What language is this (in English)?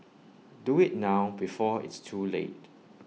English